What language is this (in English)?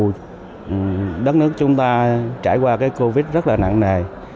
Vietnamese